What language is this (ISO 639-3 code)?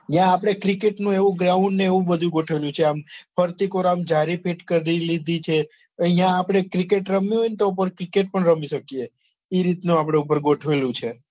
guj